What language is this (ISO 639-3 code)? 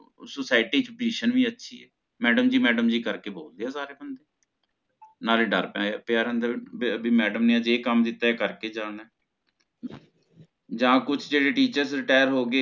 pan